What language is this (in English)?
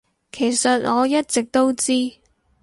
Cantonese